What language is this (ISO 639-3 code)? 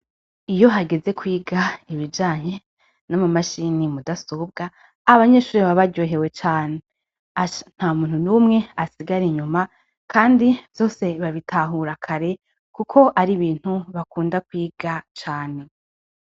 run